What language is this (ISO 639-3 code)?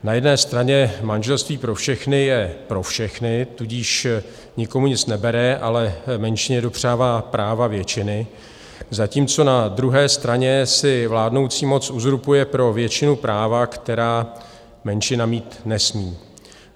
ces